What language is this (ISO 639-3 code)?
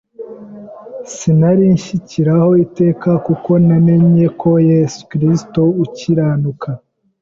kin